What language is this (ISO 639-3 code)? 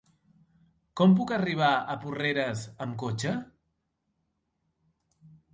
cat